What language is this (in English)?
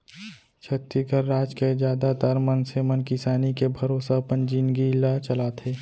Chhattisgarhi